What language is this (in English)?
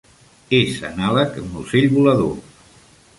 Catalan